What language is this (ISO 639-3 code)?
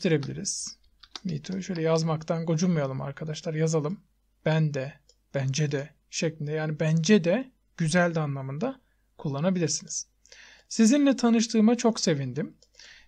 tur